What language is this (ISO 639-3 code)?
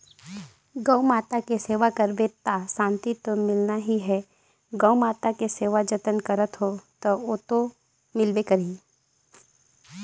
hne